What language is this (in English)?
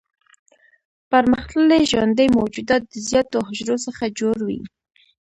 Pashto